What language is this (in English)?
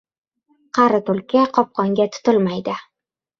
Uzbek